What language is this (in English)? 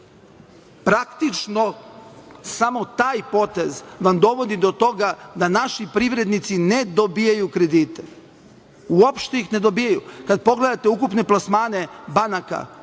Serbian